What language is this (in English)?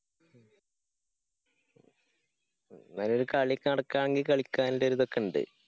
Malayalam